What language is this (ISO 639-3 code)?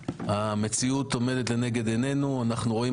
heb